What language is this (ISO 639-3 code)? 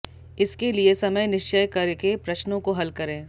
hin